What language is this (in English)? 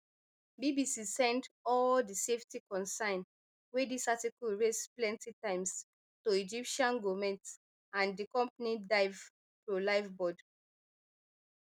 Nigerian Pidgin